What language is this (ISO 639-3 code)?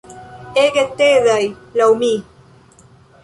epo